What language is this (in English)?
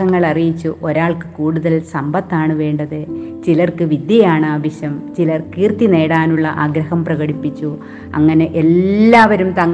Malayalam